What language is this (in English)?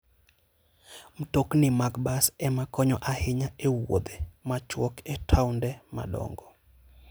Luo (Kenya and Tanzania)